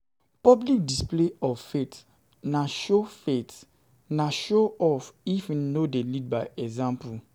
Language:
Nigerian Pidgin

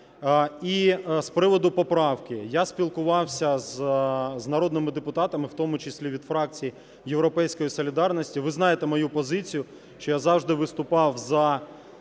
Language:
Ukrainian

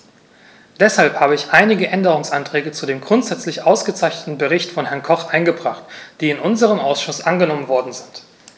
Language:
German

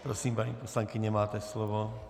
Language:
Czech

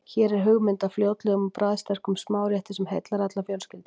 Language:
Icelandic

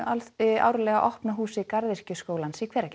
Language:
Icelandic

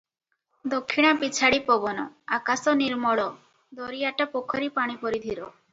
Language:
Odia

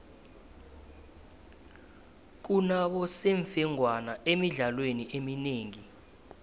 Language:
South Ndebele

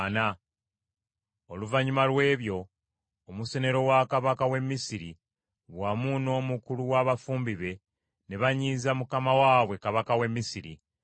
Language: Ganda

